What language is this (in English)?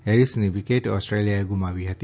Gujarati